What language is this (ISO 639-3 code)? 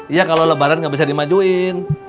ind